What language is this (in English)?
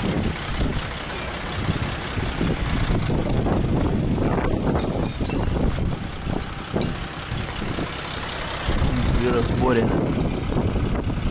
Russian